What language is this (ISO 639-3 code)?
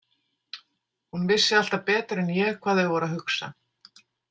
isl